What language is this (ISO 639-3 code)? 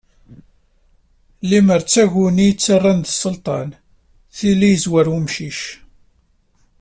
kab